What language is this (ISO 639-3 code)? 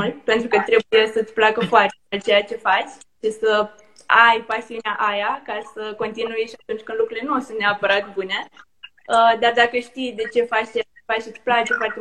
ron